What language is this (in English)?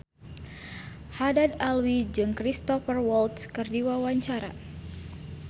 Sundanese